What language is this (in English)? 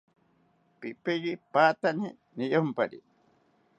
South Ucayali Ashéninka